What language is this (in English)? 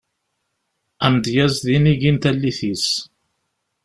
Kabyle